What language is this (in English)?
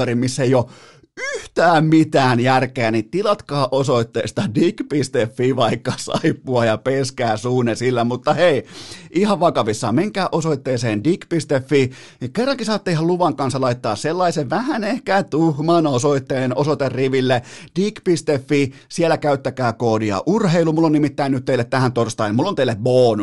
Finnish